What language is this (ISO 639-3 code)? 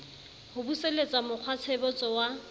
sot